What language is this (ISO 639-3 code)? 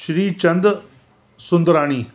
snd